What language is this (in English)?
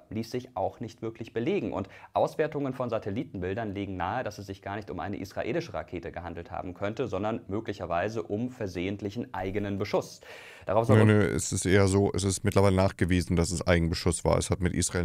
German